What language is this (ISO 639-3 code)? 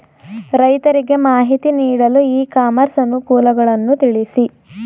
kan